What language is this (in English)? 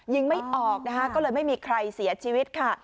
Thai